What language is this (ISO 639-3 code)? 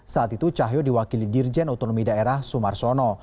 ind